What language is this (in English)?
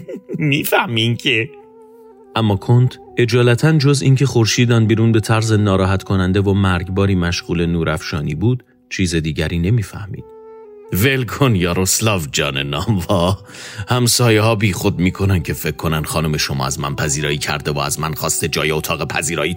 Persian